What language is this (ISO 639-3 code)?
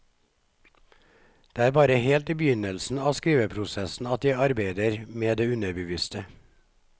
nor